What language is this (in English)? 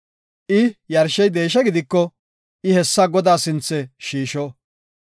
Gofa